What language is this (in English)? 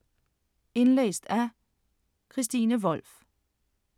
Danish